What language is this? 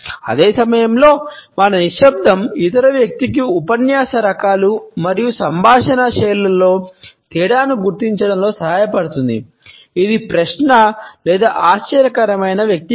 Telugu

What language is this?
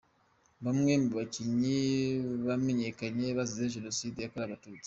Kinyarwanda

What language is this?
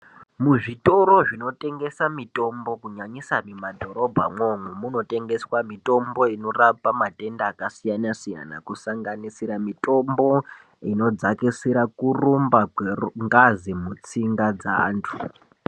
Ndau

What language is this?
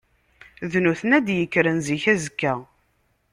Kabyle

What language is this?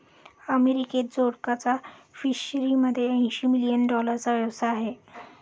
Marathi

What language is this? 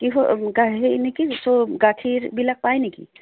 Assamese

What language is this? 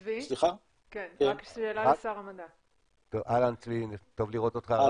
Hebrew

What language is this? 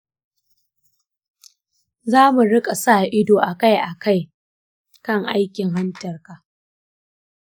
Hausa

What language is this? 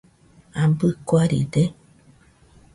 Nüpode Huitoto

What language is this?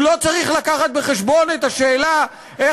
Hebrew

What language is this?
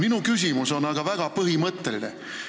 Estonian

